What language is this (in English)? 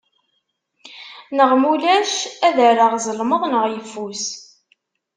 Kabyle